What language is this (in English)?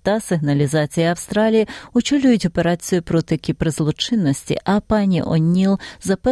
Ukrainian